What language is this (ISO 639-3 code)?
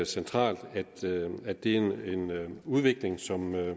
dan